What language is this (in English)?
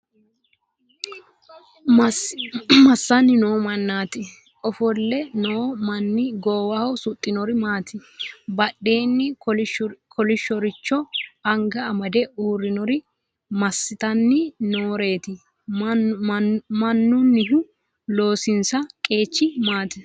Sidamo